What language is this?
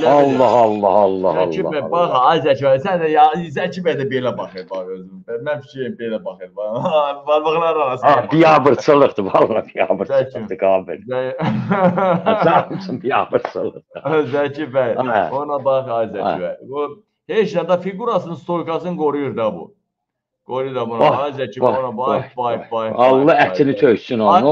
Turkish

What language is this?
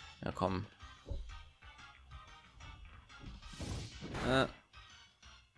German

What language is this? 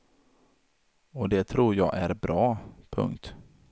Swedish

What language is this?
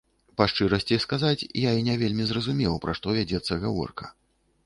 Belarusian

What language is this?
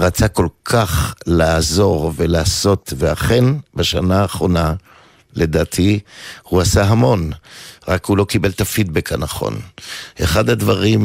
Hebrew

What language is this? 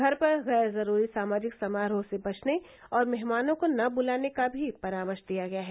Hindi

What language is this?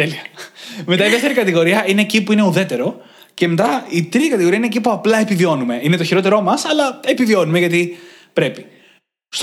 Greek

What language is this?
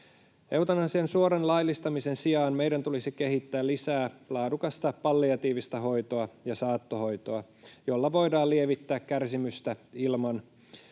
Finnish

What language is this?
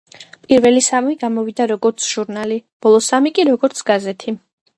Georgian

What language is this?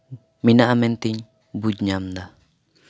Santali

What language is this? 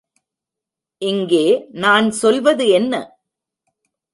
Tamil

